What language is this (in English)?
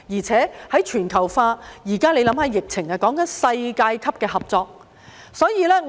Cantonese